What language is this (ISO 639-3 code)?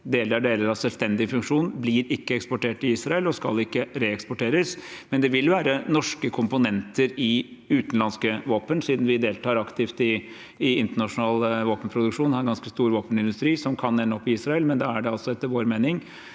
nor